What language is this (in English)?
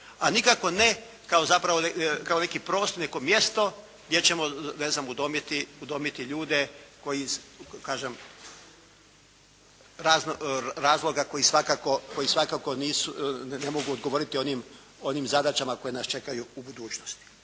Croatian